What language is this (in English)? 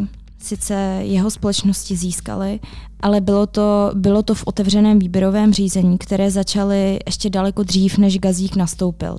Czech